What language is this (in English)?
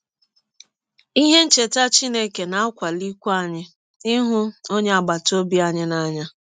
Igbo